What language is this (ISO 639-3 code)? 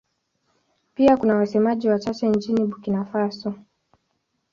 swa